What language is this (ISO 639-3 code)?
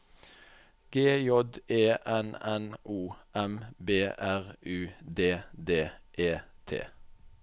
nor